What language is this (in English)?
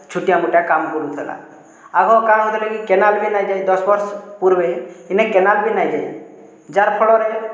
Odia